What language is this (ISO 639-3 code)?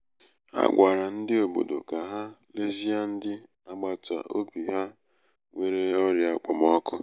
ibo